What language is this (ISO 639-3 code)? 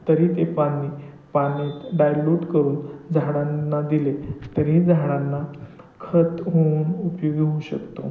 mar